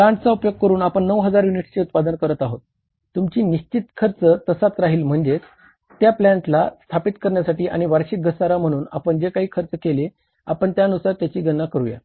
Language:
Marathi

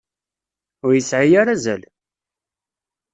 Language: Kabyle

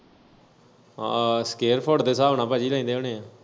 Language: Punjabi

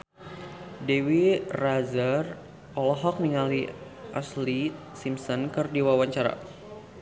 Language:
Sundanese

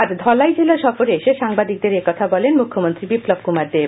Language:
Bangla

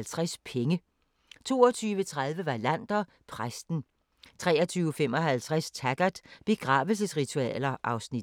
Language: Danish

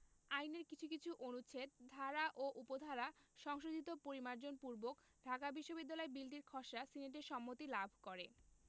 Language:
Bangla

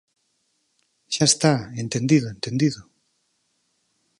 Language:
Galician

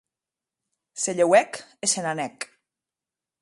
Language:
Occitan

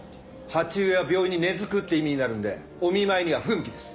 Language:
Japanese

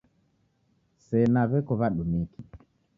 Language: Taita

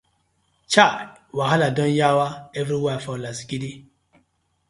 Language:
Nigerian Pidgin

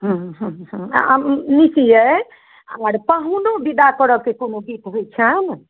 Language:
Maithili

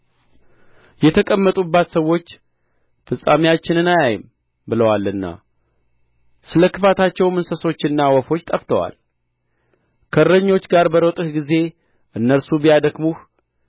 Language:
Amharic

